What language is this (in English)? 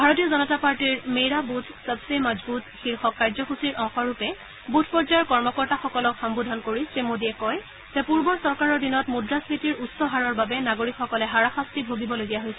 Assamese